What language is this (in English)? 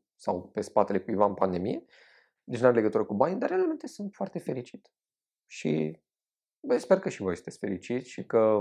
Romanian